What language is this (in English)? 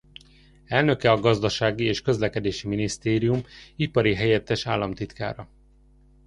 Hungarian